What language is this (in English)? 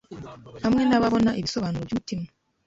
Kinyarwanda